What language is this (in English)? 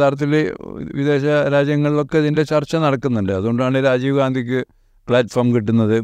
Malayalam